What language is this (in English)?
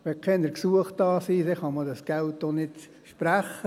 Swiss German